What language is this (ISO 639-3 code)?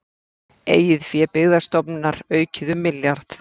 isl